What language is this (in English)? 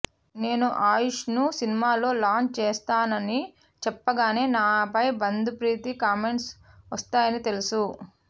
Telugu